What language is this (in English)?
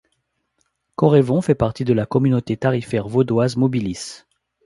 French